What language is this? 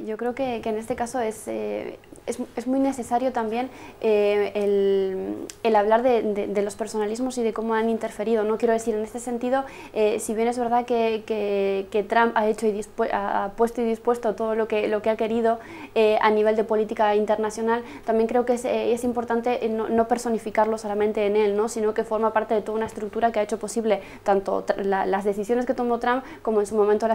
Spanish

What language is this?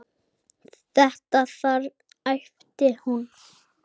Icelandic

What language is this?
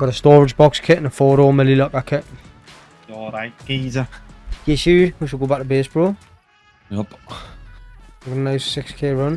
English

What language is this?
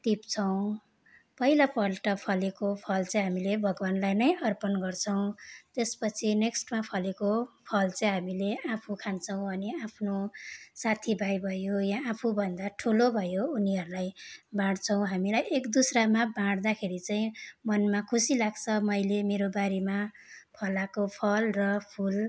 Nepali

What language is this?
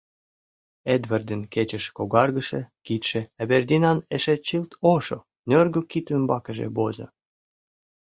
Mari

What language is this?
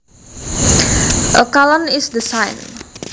Javanese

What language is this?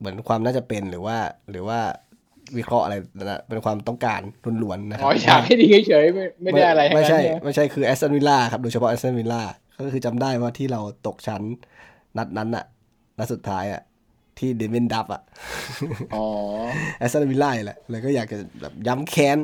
Thai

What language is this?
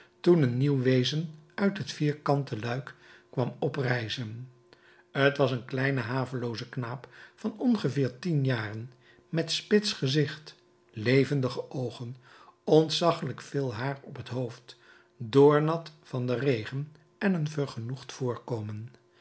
Dutch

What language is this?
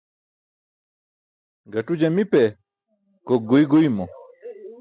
Burushaski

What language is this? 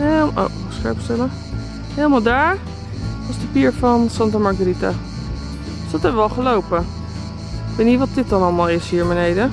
Dutch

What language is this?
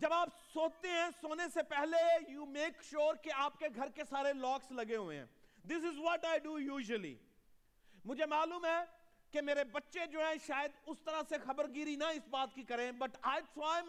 Urdu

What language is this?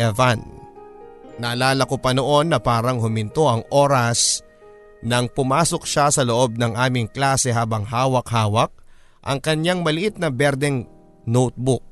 Filipino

